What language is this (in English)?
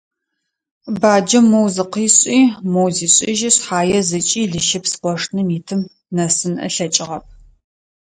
Adyghe